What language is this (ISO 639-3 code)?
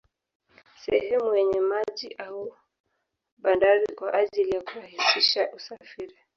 swa